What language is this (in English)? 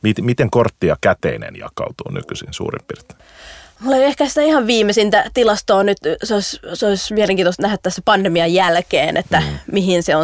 Finnish